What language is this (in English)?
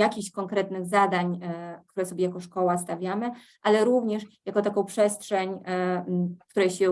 Polish